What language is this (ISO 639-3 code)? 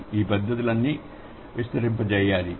tel